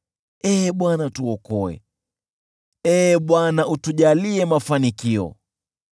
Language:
Swahili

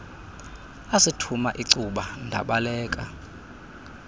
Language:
Xhosa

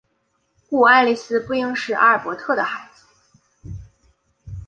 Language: Chinese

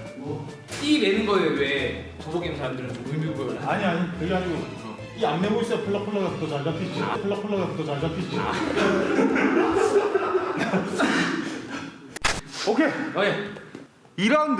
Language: Korean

